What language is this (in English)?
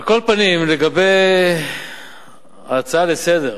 Hebrew